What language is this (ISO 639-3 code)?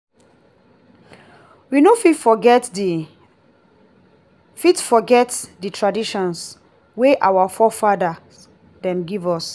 pcm